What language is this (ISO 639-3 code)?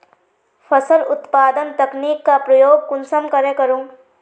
mag